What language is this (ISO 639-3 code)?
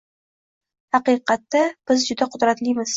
uzb